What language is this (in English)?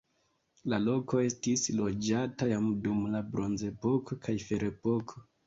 Esperanto